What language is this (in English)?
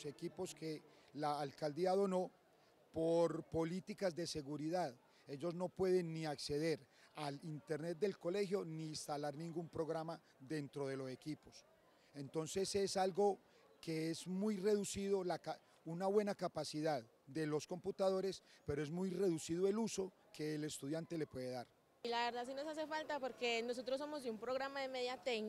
Spanish